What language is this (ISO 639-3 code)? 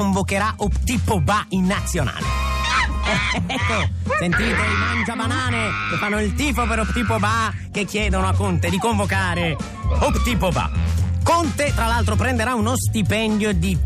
ita